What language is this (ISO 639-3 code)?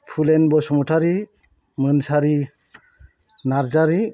brx